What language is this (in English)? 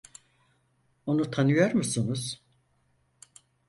Turkish